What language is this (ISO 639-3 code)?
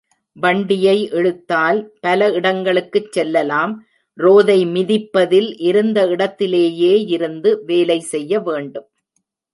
tam